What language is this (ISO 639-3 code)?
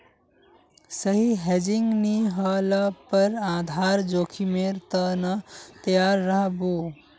mag